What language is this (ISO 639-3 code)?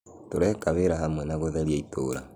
kik